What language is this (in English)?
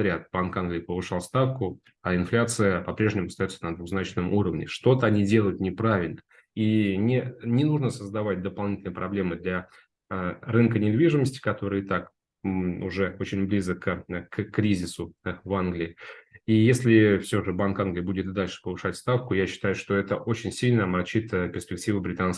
Russian